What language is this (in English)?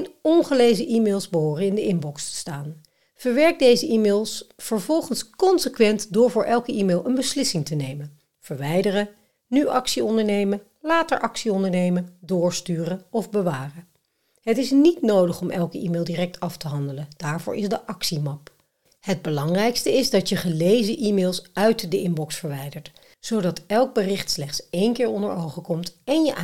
Dutch